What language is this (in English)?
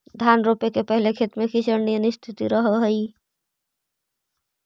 Magahi